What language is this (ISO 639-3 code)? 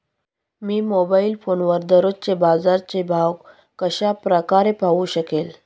mar